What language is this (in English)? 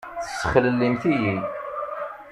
Kabyle